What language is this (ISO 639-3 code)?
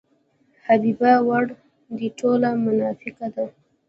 pus